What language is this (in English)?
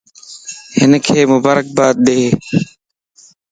Lasi